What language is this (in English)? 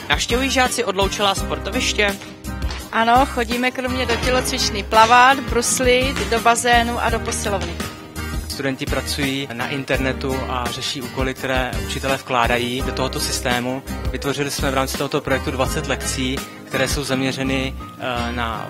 Czech